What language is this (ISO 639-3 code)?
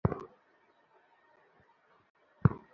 ben